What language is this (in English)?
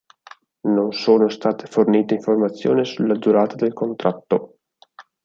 Italian